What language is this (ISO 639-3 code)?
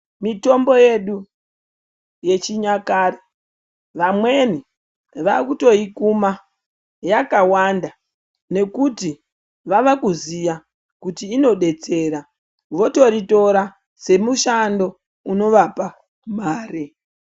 ndc